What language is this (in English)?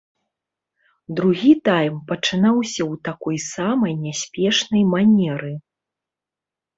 Belarusian